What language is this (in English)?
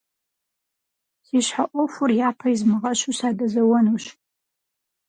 Kabardian